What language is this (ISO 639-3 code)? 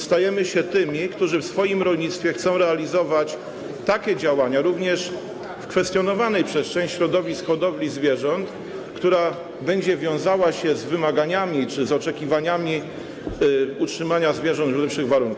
pol